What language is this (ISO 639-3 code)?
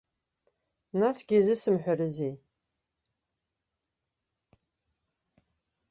abk